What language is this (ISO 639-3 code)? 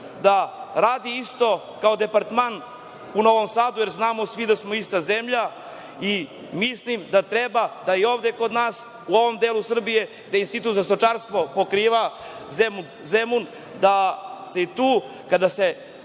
srp